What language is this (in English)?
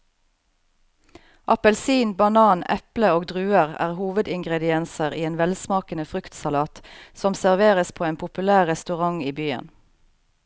Norwegian